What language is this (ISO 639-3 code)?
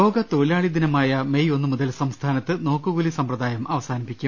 mal